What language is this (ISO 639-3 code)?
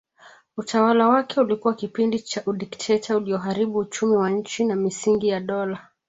swa